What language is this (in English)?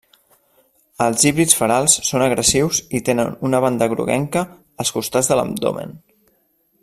Catalan